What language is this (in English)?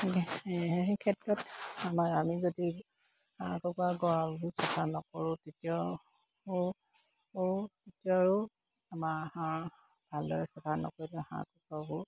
Assamese